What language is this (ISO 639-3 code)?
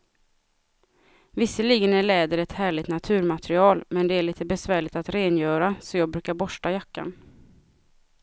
swe